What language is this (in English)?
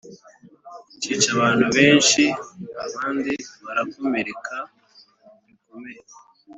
Kinyarwanda